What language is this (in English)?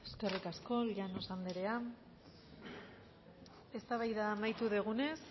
Basque